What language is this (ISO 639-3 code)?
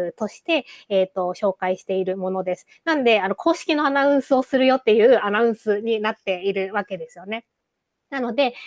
jpn